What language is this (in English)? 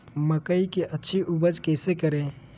Magahi